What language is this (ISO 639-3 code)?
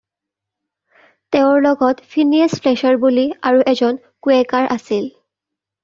asm